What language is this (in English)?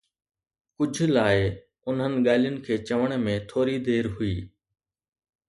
Sindhi